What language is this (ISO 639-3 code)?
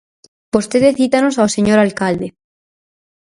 glg